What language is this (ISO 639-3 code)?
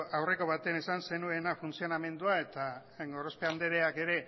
eus